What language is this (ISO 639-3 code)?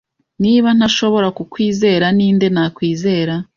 kin